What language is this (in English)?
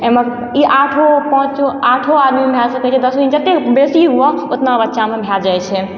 Maithili